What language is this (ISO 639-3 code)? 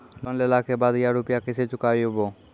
mai